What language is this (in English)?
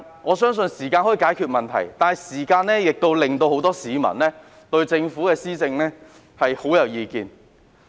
Cantonese